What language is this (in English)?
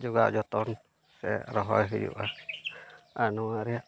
Santali